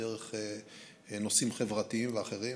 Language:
Hebrew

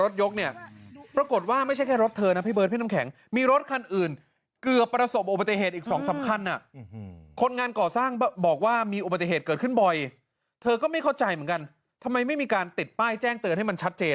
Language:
Thai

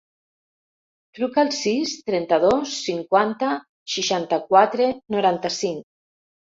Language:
Catalan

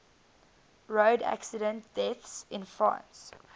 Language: English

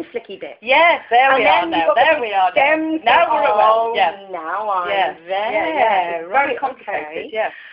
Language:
English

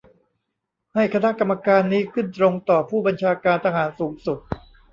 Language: Thai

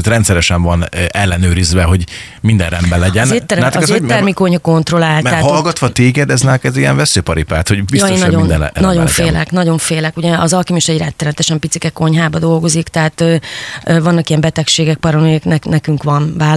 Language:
Hungarian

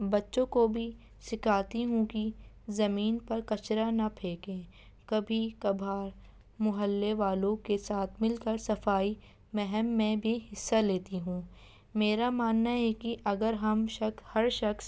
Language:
Urdu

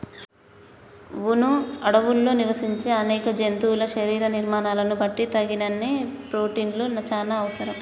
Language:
Telugu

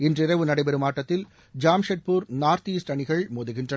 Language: Tamil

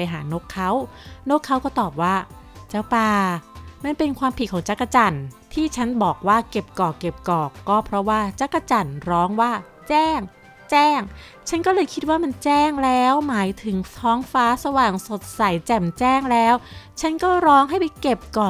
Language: Thai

